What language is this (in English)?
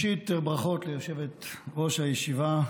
Hebrew